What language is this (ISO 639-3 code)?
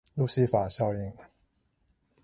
zho